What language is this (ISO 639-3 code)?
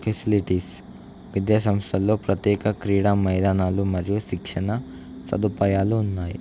tel